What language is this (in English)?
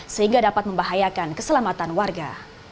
Indonesian